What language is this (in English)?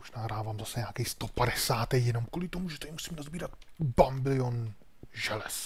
Czech